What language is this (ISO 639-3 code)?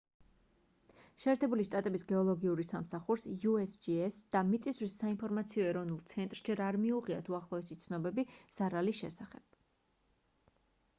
kat